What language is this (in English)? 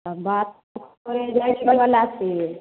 Maithili